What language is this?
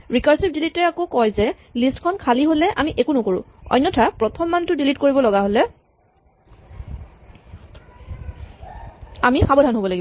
Assamese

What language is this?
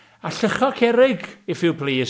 Welsh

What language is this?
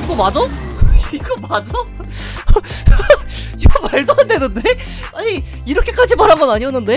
Korean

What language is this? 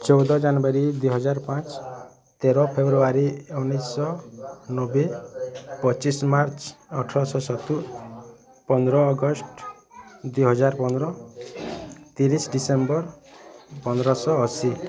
Odia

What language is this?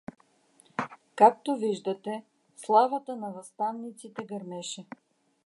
Bulgarian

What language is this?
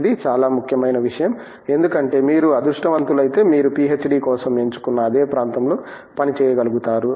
Telugu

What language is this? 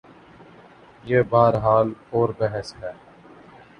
Urdu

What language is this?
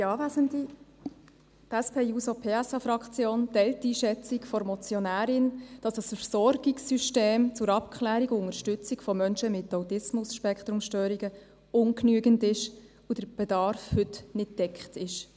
Swiss German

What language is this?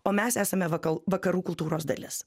Lithuanian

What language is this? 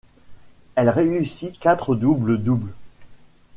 French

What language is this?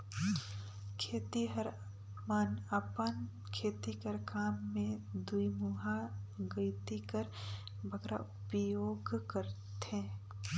Chhattisgarhi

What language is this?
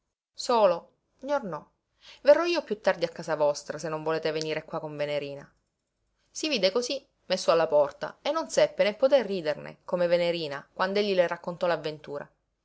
Italian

